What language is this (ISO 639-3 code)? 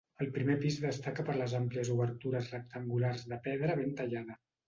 cat